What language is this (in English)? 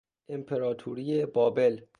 Persian